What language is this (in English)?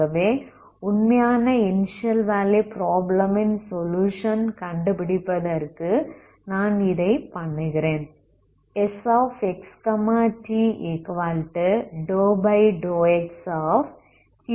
Tamil